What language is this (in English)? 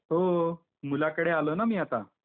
Marathi